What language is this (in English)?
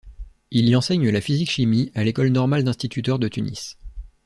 French